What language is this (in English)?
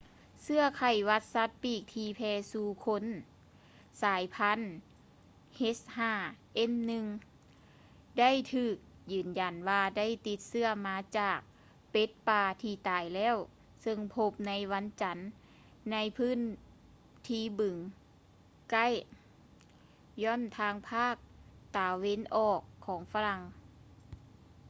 Lao